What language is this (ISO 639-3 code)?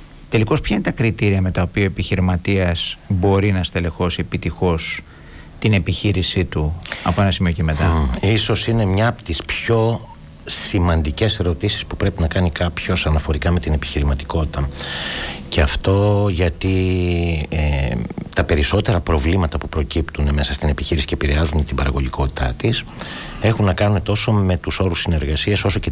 ell